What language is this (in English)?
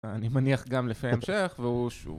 Hebrew